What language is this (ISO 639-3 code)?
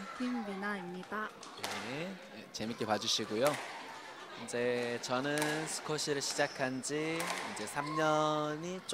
kor